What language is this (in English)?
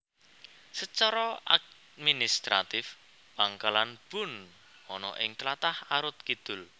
Javanese